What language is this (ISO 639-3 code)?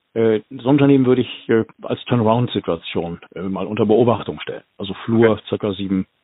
deu